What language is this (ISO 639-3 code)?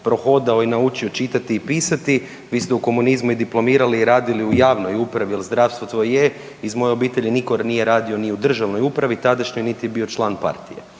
hrv